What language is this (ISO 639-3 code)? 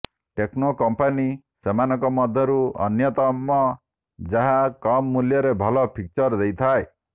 ori